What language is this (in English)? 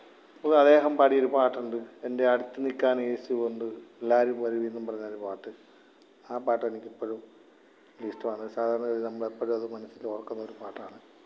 Malayalam